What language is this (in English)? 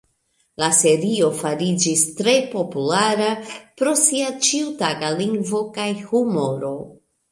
Esperanto